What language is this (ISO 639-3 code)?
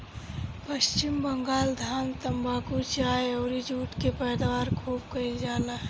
bho